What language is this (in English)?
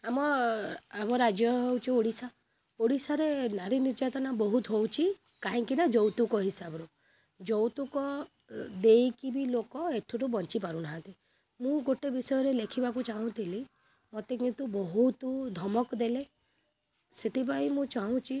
Odia